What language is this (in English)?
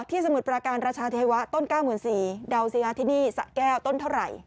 Thai